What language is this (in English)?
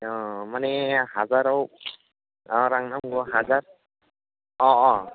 Bodo